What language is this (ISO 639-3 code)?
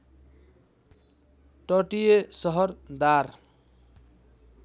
nep